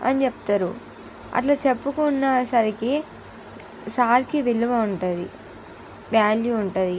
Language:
Telugu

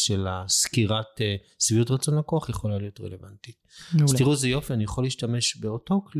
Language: Hebrew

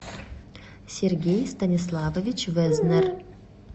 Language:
Russian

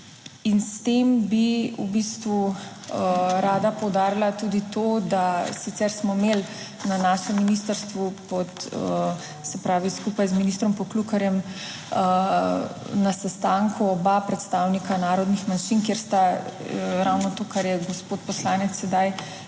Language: Slovenian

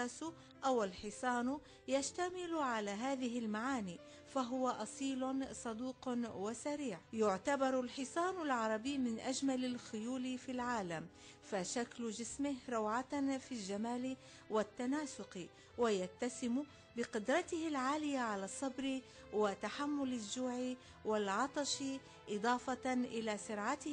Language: Arabic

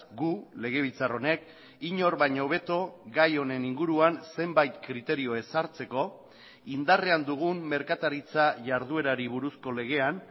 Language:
Basque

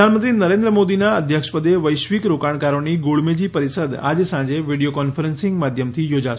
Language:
Gujarati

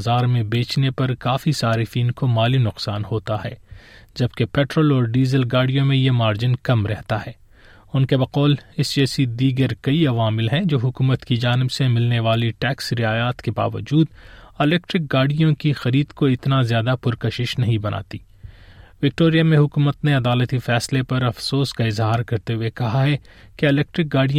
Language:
Urdu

